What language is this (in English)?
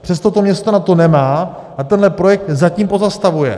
Czech